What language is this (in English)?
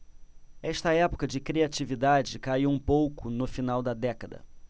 Portuguese